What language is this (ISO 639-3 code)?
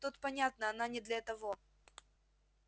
rus